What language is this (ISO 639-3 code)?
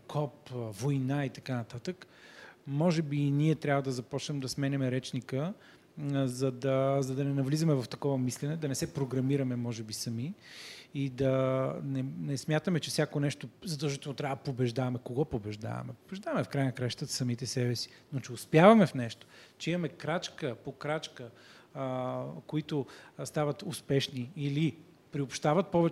bul